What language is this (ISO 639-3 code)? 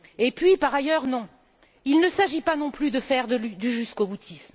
fra